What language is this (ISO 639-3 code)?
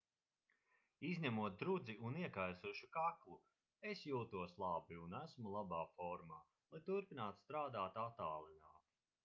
lav